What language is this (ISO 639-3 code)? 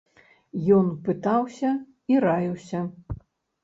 bel